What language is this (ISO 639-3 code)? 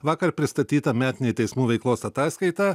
lit